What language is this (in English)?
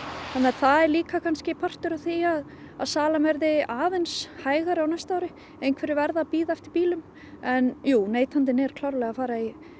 Icelandic